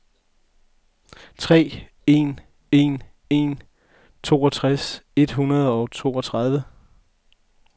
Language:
Danish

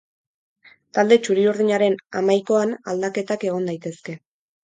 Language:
Basque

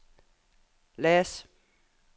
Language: Norwegian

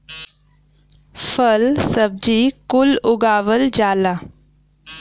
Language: Bhojpuri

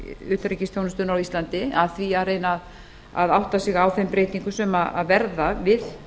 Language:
Icelandic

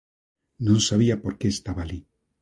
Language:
Galician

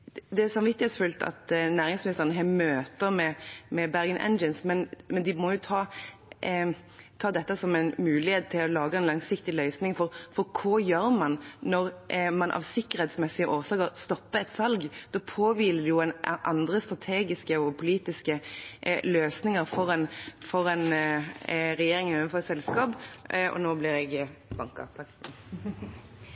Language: Norwegian Bokmål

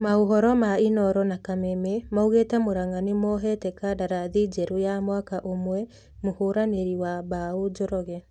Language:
Kikuyu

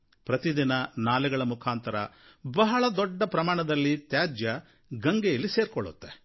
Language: Kannada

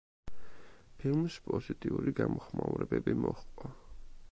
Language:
Georgian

